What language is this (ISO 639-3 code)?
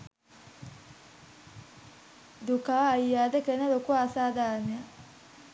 sin